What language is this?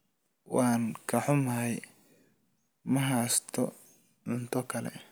Somali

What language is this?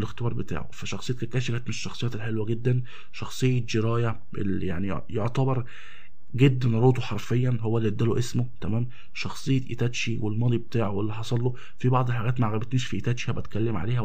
Arabic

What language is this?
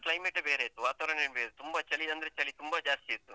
Kannada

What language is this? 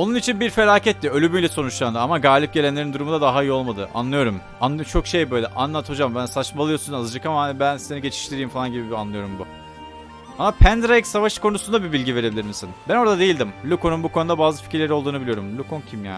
Turkish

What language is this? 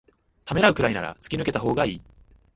Japanese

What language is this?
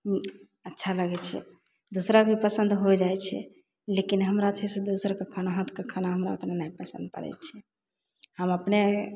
Maithili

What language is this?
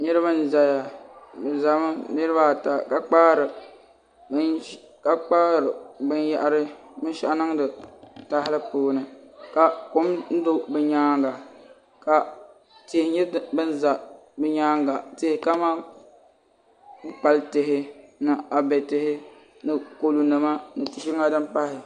Dagbani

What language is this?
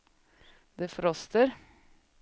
Swedish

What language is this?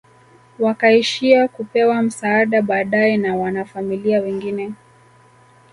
Swahili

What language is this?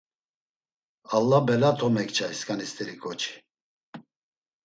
Laz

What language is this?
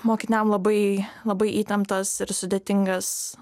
Lithuanian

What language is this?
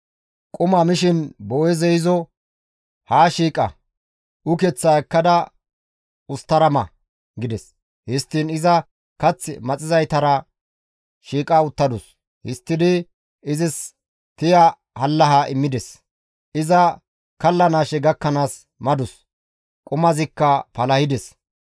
Gamo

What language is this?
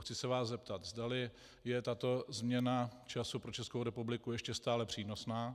Czech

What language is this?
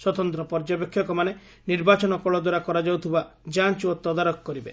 Odia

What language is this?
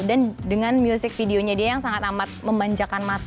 Indonesian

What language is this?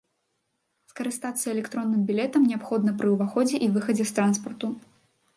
Belarusian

